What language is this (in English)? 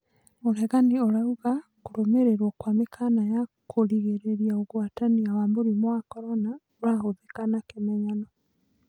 Kikuyu